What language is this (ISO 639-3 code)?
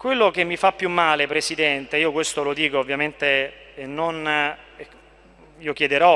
ita